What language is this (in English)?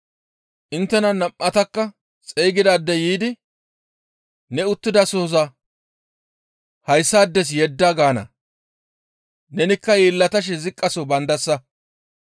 Gamo